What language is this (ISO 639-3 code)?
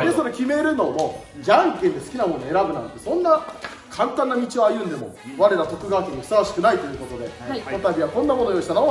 jpn